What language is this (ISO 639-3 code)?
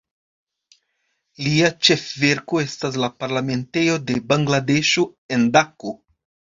epo